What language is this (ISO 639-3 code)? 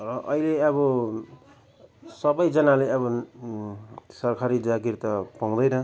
nep